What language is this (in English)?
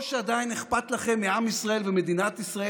Hebrew